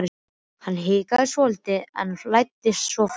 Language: Icelandic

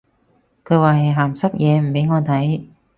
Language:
Cantonese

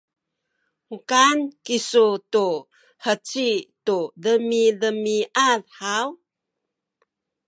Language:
Sakizaya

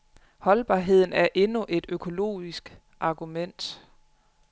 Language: Danish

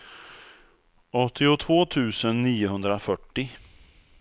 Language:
Swedish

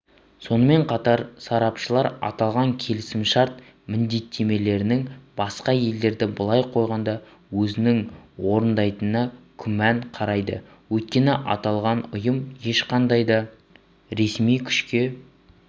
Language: Kazakh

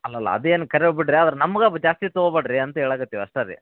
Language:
Kannada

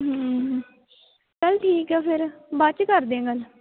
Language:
Punjabi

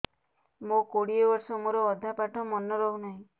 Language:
Odia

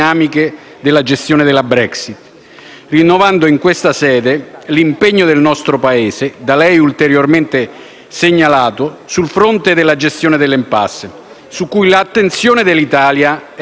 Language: Italian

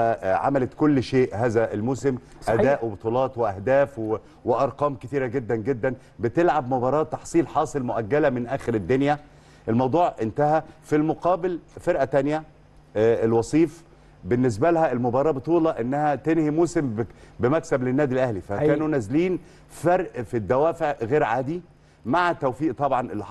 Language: Arabic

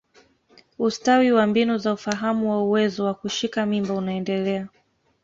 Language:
Swahili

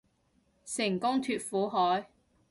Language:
Cantonese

